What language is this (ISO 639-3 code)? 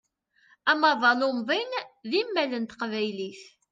kab